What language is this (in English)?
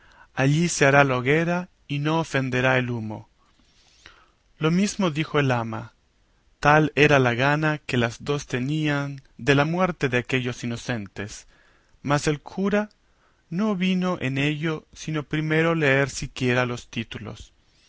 Spanish